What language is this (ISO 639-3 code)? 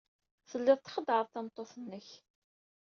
kab